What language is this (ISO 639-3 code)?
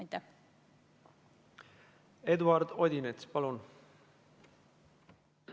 est